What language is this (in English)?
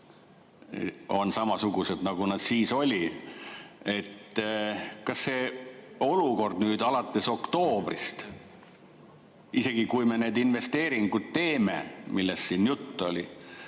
Estonian